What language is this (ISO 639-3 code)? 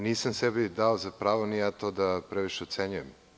srp